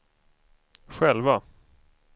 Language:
Swedish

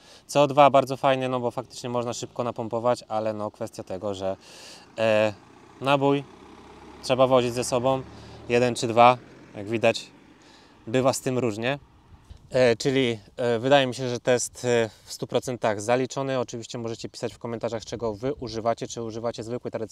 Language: Polish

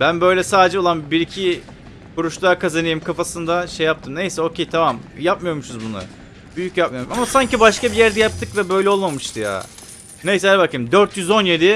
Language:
Turkish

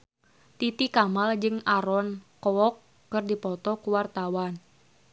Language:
Sundanese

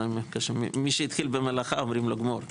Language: Hebrew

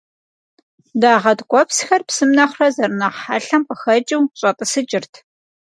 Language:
Kabardian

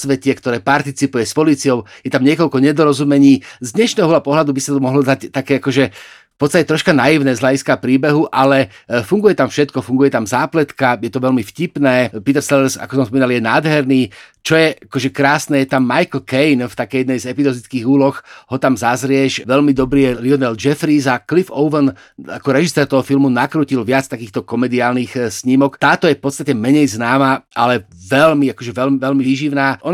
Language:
Slovak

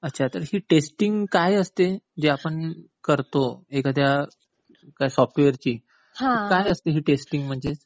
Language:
Marathi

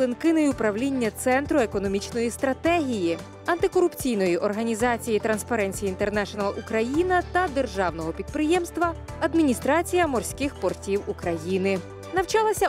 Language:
Ukrainian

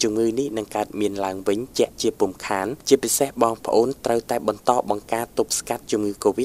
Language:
Thai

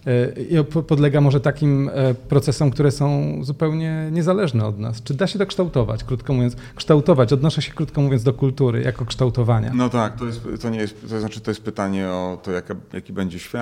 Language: Polish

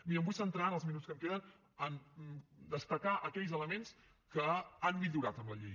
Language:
Catalan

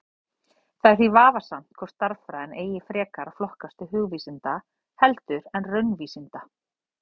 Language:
Icelandic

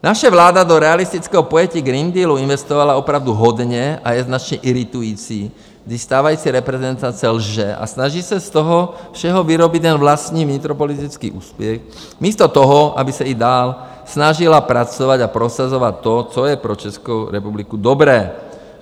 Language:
Czech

